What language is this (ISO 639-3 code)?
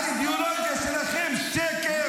heb